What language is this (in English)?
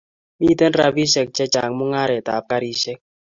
Kalenjin